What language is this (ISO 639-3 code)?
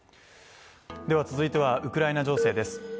jpn